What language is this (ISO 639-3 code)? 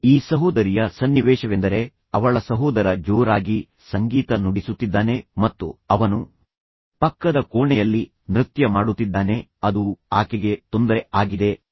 kan